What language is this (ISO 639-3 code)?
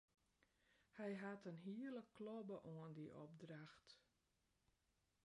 fry